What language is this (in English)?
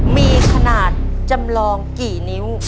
Thai